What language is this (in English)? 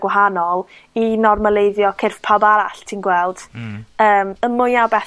Welsh